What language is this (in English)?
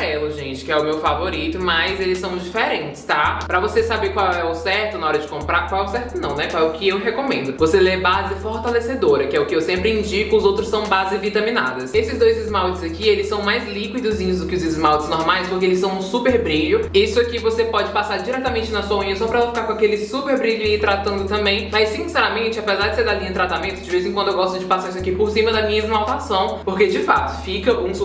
Portuguese